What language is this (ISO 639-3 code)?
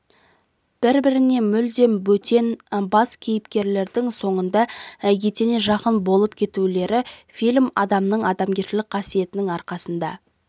kaz